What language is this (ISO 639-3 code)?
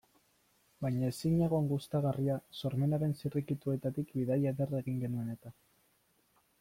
eus